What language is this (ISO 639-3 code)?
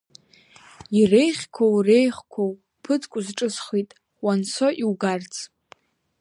abk